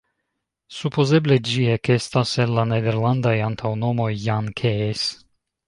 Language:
Esperanto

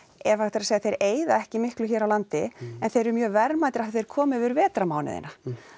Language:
Icelandic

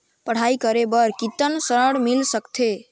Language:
Chhattisgarhi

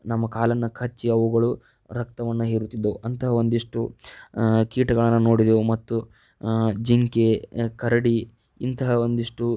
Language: Kannada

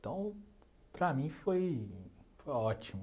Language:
Portuguese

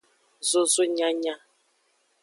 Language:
Aja (Benin)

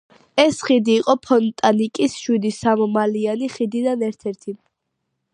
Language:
Georgian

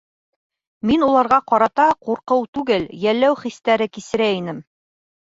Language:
Bashkir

